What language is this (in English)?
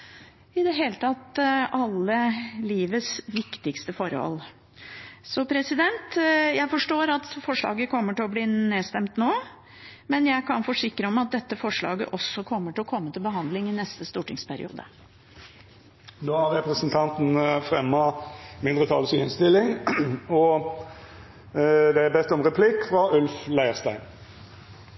Norwegian